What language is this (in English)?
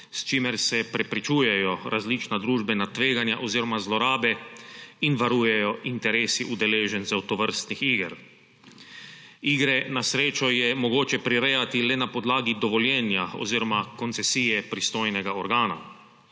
Slovenian